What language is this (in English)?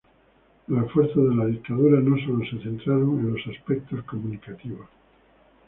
Spanish